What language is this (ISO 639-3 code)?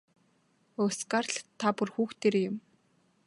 mon